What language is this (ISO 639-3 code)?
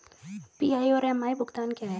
hin